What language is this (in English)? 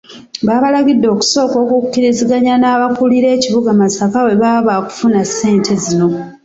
Ganda